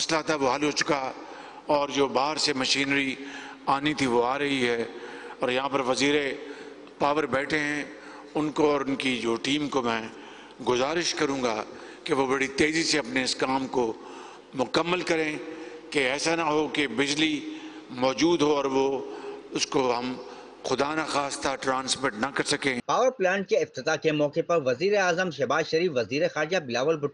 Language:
Hindi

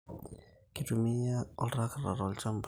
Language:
Masai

